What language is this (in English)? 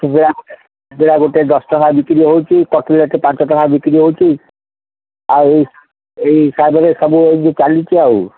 Odia